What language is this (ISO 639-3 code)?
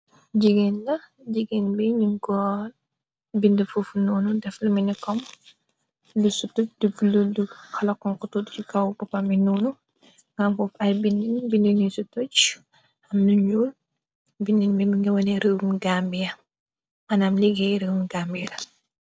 wol